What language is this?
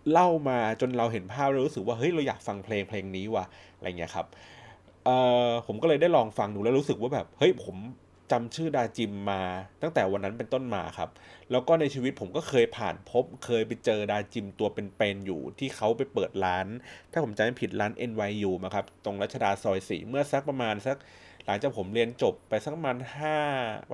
Thai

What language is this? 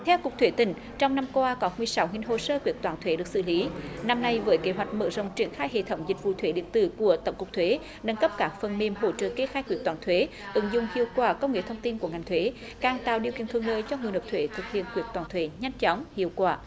Vietnamese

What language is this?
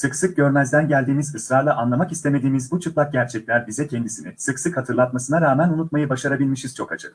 Turkish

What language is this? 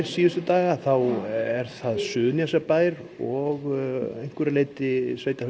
Icelandic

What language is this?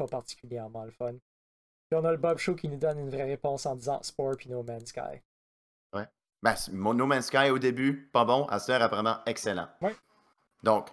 French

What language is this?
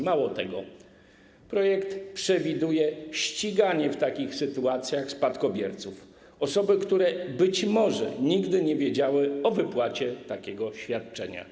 Polish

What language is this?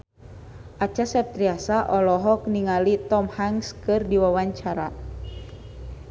Sundanese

